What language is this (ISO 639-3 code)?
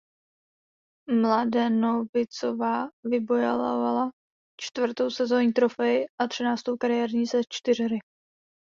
ces